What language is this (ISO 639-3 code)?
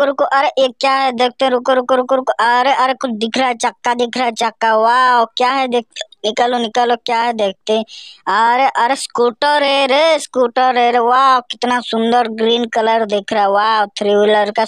ron